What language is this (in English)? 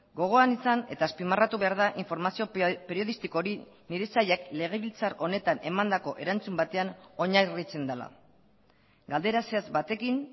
Basque